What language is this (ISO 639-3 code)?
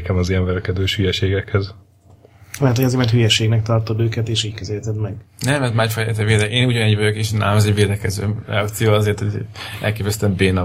hun